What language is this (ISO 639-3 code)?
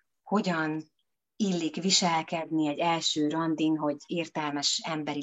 hun